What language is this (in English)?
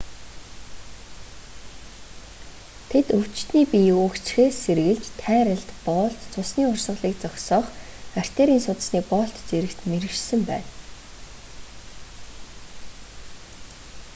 Mongolian